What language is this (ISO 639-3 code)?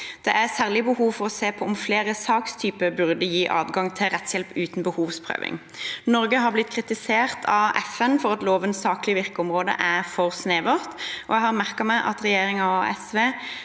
nor